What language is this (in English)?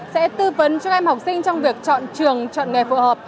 Vietnamese